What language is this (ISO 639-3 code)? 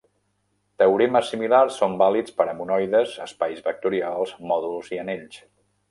cat